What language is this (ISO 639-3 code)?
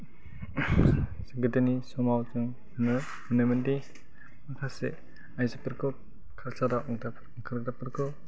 brx